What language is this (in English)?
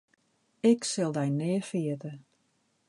Western Frisian